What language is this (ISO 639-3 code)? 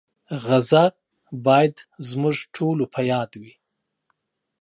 pus